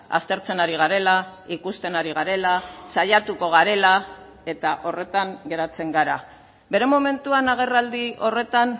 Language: Basque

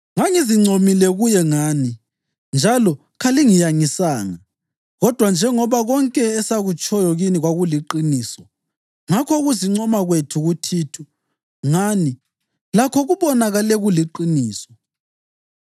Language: North Ndebele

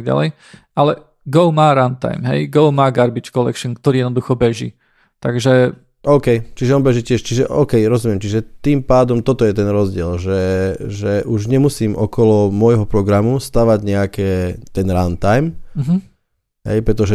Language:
Slovak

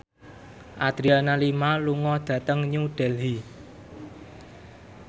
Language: Javanese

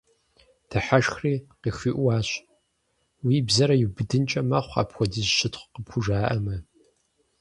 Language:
Kabardian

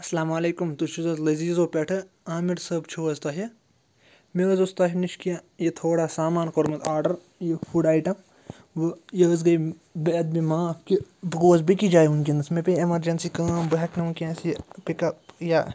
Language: Kashmiri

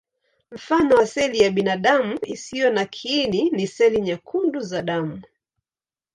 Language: Swahili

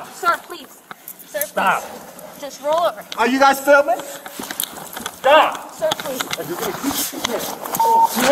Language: English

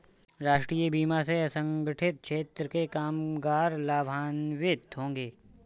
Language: Hindi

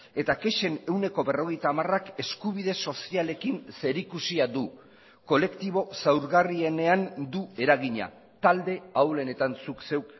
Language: Basque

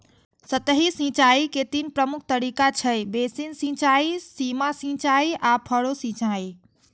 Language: Maithili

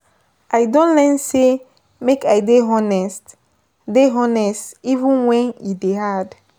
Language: Nigerian Pidgin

